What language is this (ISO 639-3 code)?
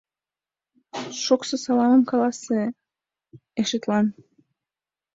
chm